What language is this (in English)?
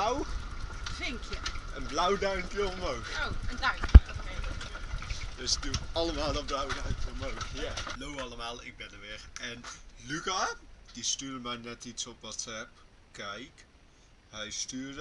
Dutch